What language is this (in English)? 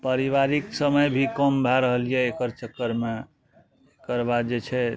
Maithili